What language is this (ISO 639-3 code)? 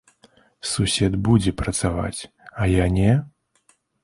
bel